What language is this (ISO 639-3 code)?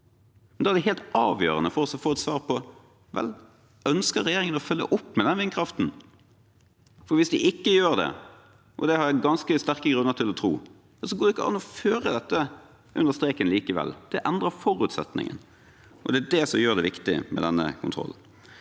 nor